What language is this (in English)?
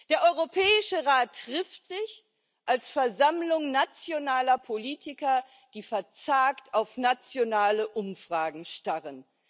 German